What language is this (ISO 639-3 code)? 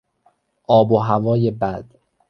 fas